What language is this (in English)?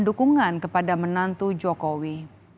Indonesian